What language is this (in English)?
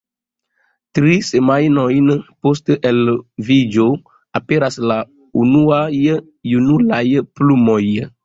Esperanto